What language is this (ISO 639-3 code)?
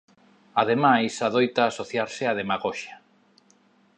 glg